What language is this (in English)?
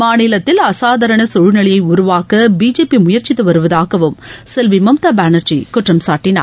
Tamil